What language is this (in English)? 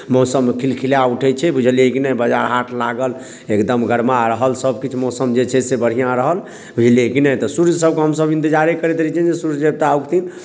Maithili